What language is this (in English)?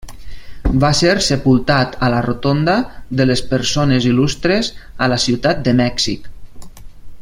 Catalan